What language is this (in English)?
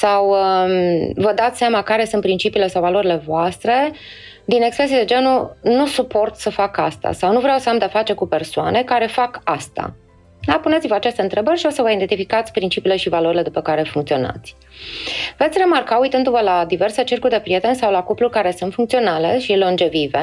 Romanian